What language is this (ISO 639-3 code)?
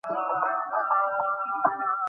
ben